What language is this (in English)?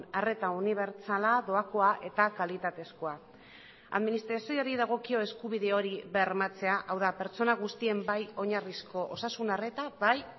Basque